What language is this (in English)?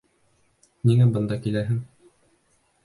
Bashkir